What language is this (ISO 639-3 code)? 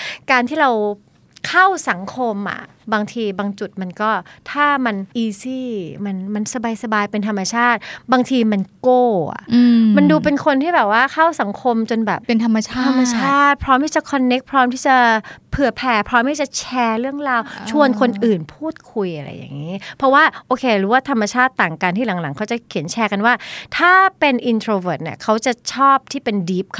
tha